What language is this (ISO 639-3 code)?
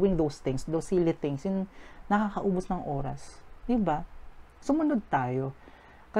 fil